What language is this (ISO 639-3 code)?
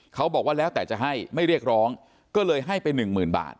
tha